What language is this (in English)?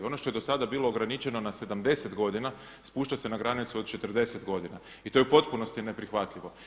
Croatian